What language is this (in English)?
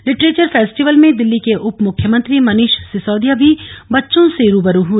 Hindi